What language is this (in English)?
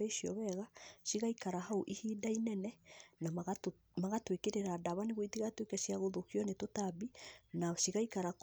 Kikuyu